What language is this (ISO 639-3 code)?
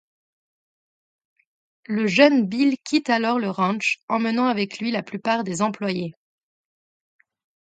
fra